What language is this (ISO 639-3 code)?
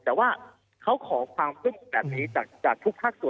tha